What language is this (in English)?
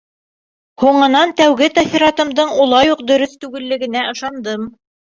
Bashkir